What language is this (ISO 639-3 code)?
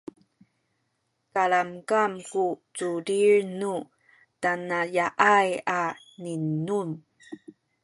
szy